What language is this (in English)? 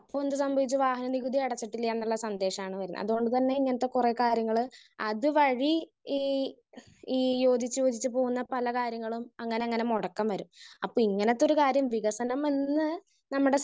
Malayalam